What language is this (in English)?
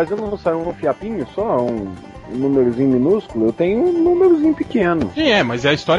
Portuguese